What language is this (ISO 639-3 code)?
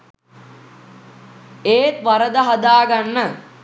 sin